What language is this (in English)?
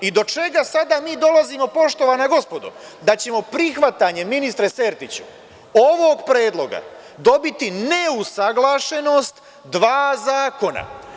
Serbian